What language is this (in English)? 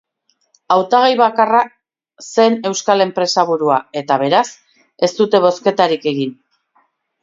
Basque